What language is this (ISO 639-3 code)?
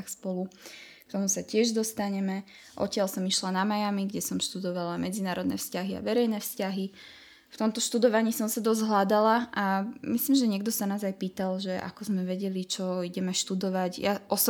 slk